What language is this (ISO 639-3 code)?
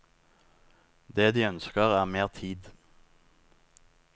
nor